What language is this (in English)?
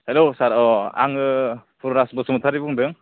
Bodo